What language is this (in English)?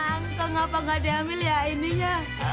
Indonesian